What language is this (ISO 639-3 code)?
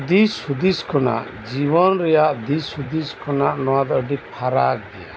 sat